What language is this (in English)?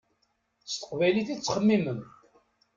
Kabyle